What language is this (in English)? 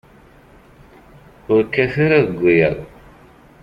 Kabyle